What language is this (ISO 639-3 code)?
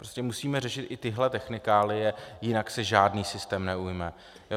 ces